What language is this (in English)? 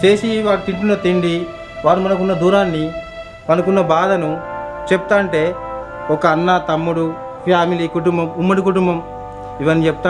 Telugu